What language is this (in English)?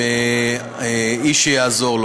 Hebrew